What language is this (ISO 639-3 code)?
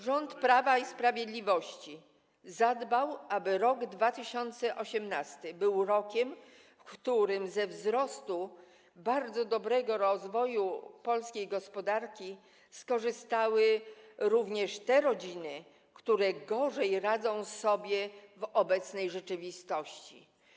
pol